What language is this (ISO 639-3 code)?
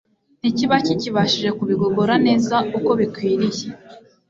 kin